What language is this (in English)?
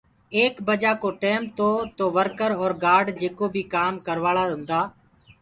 Gurgula